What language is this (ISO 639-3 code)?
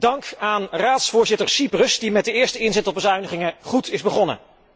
nld